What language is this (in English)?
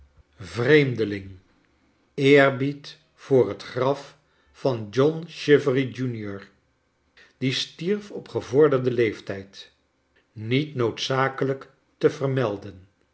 Dutch